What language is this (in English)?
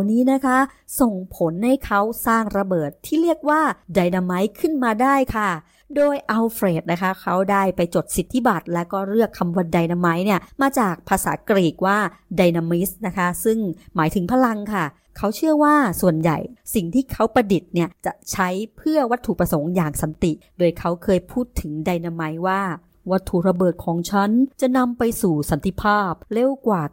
Thai